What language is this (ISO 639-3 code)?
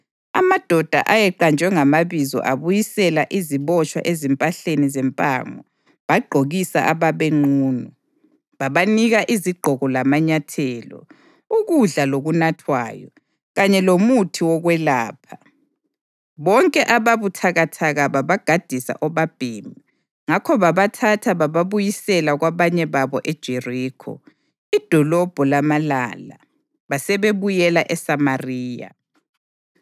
nde